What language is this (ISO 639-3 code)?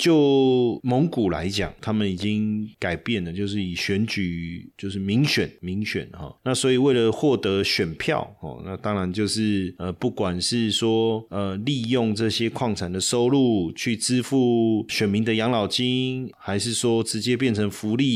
zho